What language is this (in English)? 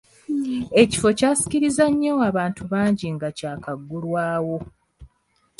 Ganda